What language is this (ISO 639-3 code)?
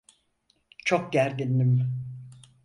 tur